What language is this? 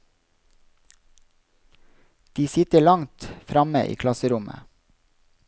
Norwegian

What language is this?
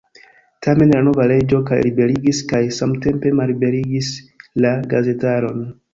Esperanto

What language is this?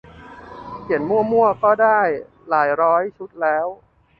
Thai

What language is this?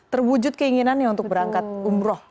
Indonesian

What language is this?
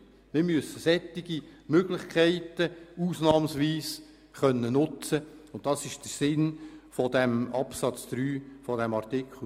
Swiss German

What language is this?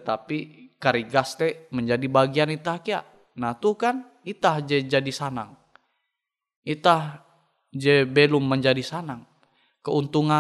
Indonesian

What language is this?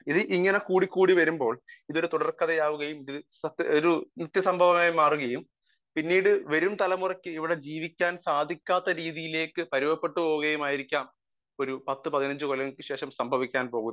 Malayalam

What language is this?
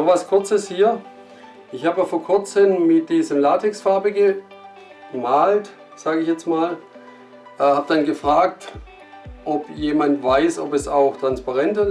German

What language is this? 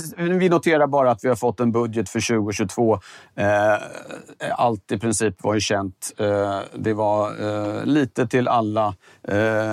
Swedish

